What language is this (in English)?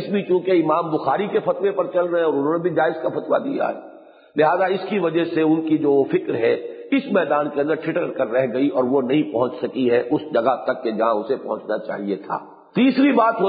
Urdu